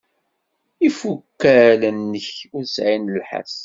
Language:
Kabyle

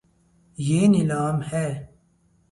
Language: Urdu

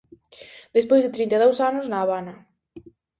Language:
Galician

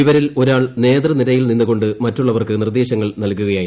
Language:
Malayalam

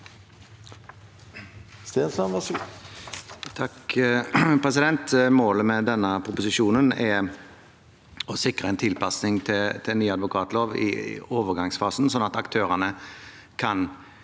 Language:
Norwegian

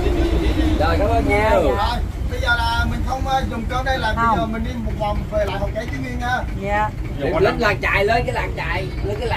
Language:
Vietnamese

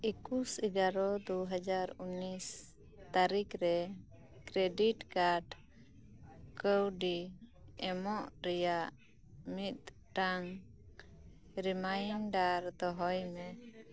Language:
Santali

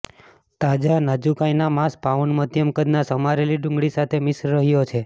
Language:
Gujarati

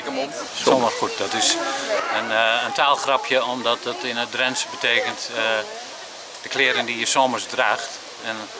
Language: Dutch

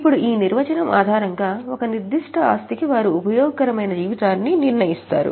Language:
Telugu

